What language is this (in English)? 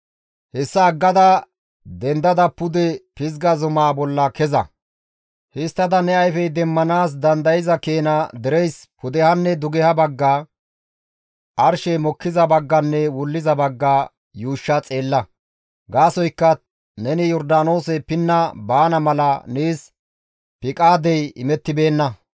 Gamo